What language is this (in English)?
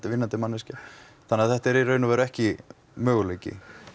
Icelandic